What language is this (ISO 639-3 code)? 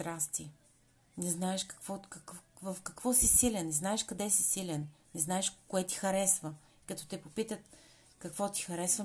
bul